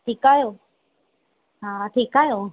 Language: Sindhi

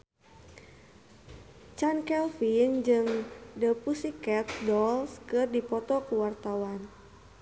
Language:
Sundanese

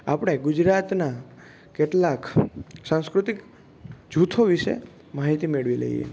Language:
Gujarati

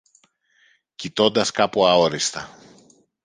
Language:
Greek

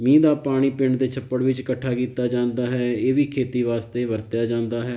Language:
Punjabi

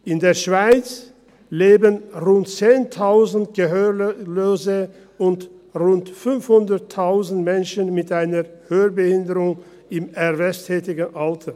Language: Swiss German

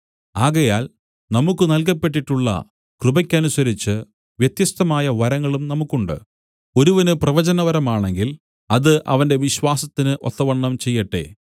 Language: Malayalam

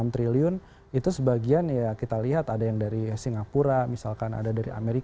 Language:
Indonesian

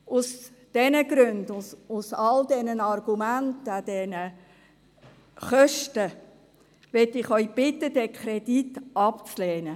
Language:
Swiss German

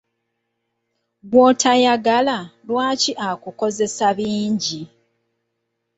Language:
Ganda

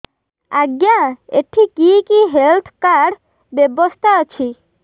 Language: Odia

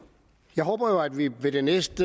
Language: Danish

